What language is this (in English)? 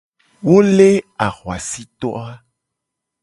Gen